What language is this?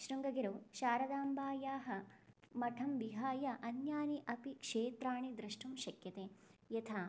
Sanskrit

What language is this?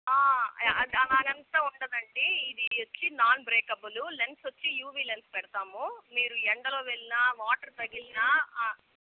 Telugu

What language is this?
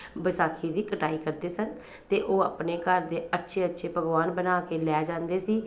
Punjabi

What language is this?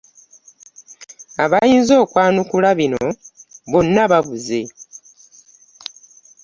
Ganda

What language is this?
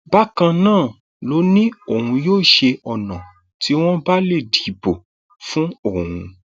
Yoruba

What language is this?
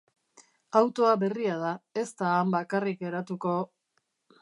Basque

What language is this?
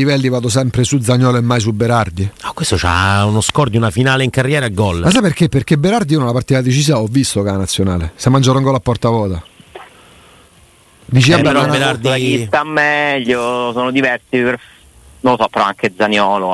Italian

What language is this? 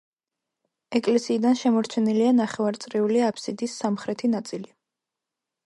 Georgian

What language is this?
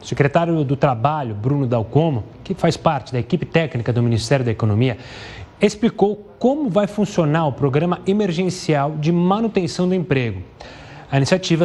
Portuguese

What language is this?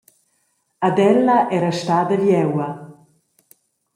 Romansh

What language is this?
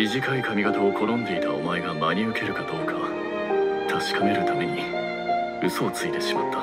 Japanese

